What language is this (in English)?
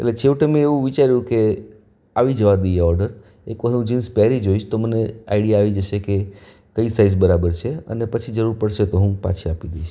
Gujarati